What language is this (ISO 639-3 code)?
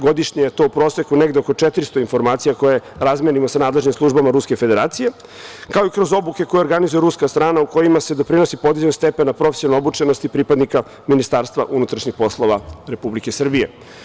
srp